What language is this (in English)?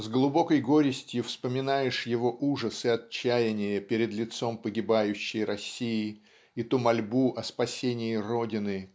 Russian